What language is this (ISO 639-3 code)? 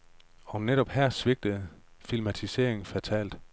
dan